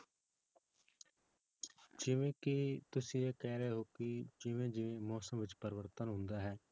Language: Punjabi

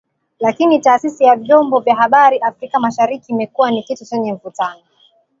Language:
Swahili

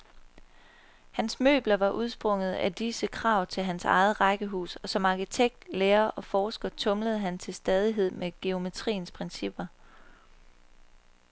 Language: Danish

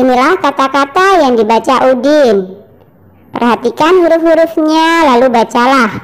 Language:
Indonesian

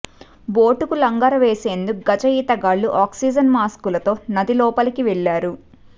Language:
Telugu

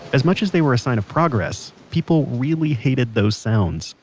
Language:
English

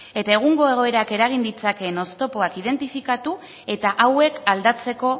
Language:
Basque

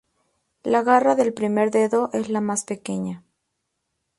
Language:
Spanish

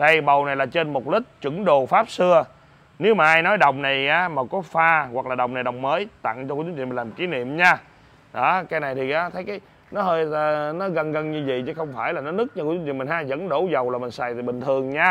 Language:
Vietnamese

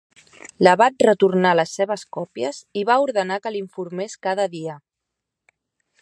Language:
Catalan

